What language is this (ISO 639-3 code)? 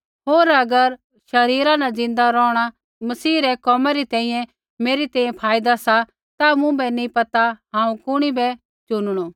kfx